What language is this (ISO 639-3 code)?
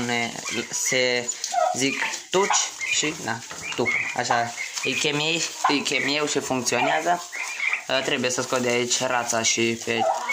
ron